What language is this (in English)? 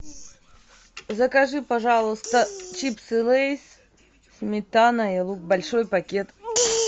Russian